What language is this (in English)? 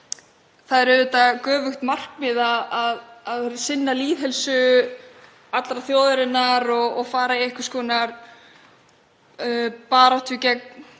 Icelandic